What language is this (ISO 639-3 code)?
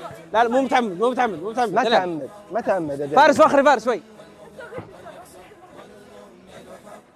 ara